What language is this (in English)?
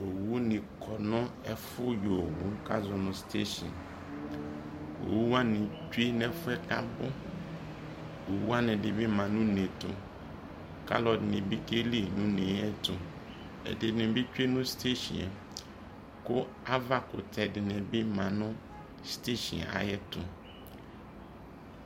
Ikposo